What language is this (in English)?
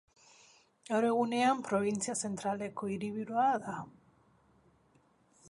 Basque